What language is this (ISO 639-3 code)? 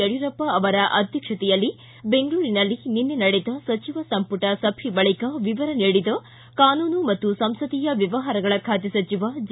kan